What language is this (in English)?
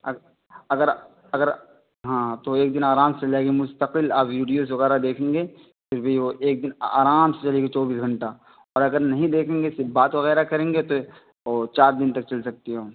Urdu